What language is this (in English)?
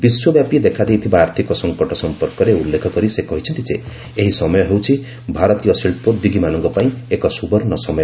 Odia